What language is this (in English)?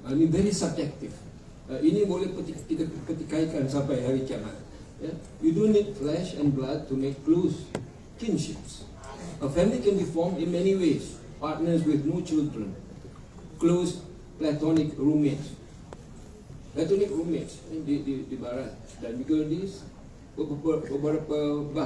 Malay